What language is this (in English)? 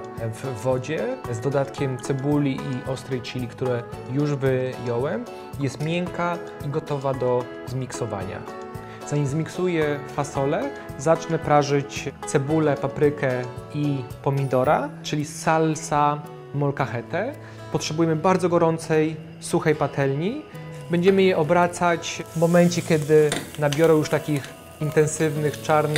Polish